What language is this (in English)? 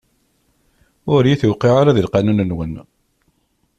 Kabyle